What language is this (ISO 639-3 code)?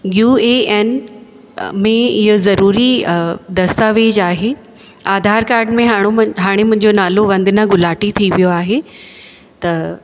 snd